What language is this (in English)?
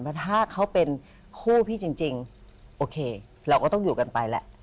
Thai